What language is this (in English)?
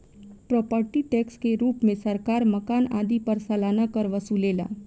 Bhojpuri